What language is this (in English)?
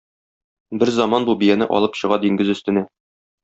Tatar